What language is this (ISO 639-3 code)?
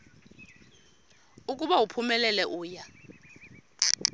xho